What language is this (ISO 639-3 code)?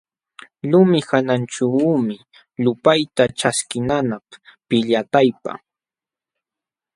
qxw